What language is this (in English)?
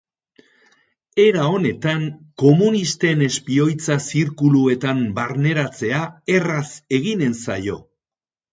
Basque